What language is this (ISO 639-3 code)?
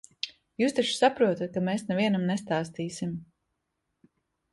lav